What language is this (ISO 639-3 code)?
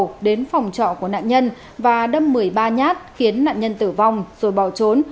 vie